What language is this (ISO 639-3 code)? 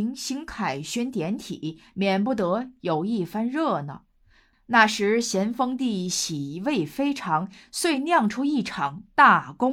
zho